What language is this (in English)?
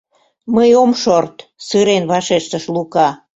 Mari